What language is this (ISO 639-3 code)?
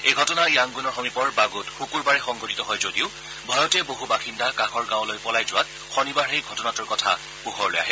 asm